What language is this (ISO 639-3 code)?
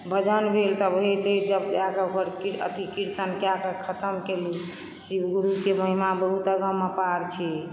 mai